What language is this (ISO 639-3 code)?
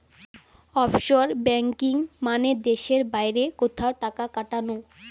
ben